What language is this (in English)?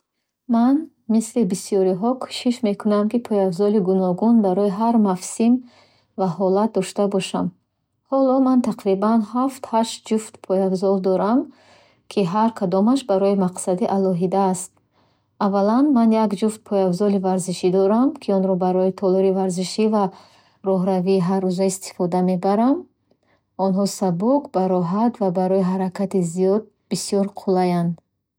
Bukharic